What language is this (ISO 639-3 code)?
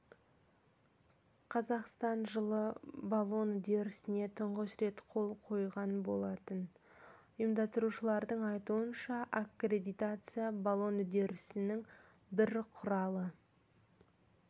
kaz